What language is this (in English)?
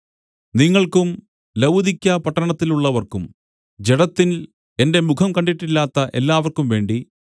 Malayalam